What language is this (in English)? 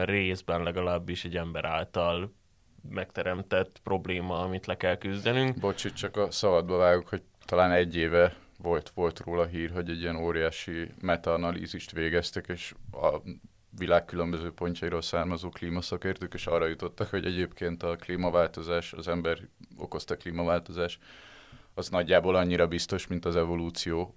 Hungarian